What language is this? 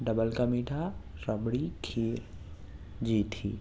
Urdu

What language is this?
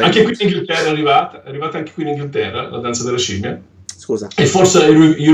Italian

